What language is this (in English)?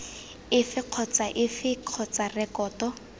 Tswana